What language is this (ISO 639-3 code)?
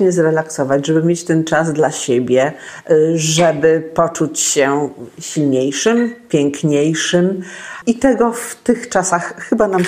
pol